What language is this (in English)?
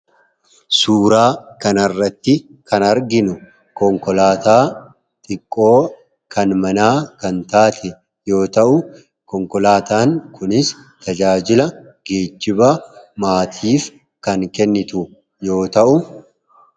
Oromo